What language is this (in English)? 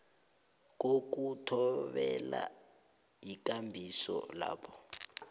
South Ndebele